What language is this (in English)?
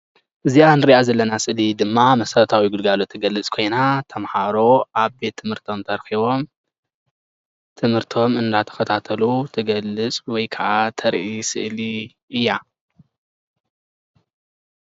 Tigrinya